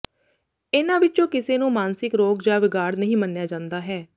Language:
Punjabi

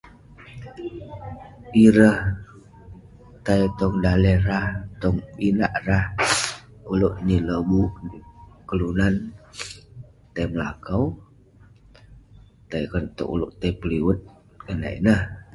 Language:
Western Penan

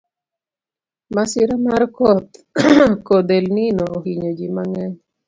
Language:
Luo (Kenya and Tanzania)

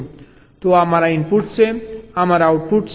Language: Gujarati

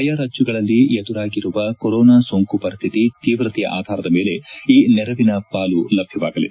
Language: Kannada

